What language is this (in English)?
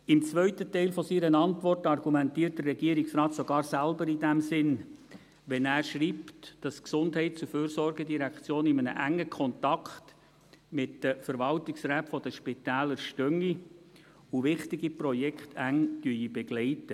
Swiss German